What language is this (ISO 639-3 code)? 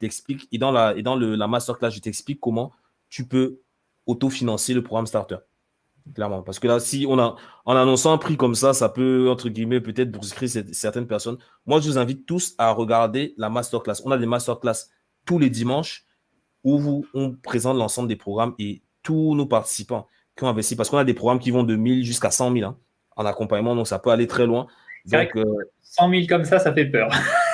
fra